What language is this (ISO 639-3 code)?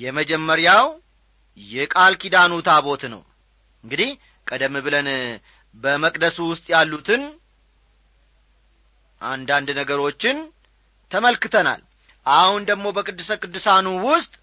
amh